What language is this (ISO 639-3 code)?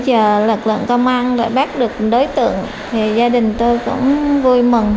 vie